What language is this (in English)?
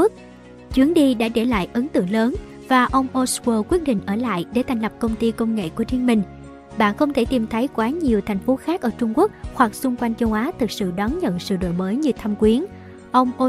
Vietnamese